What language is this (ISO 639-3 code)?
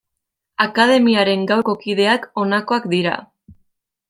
eus